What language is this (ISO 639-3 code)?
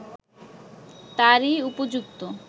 ben